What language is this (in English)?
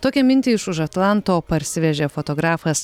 Lithuanian